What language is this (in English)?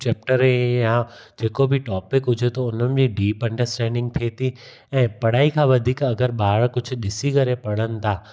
Sindhi